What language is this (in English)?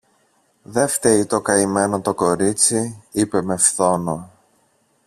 Greek